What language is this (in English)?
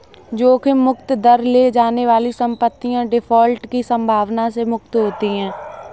Hindi